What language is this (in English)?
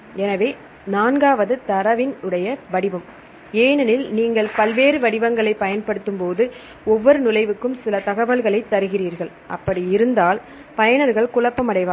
Tamil